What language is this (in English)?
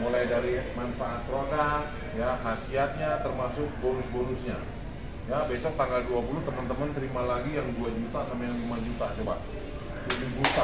Indonesian